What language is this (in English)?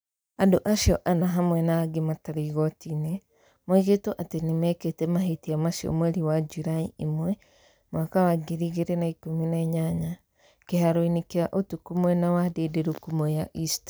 Kikuyu